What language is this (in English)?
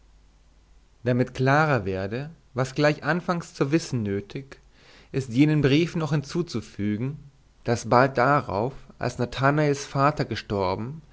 German